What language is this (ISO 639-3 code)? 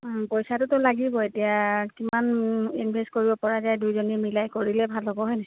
asm